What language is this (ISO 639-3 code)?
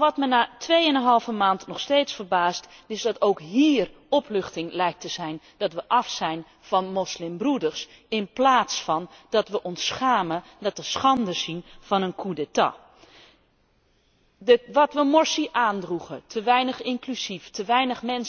nld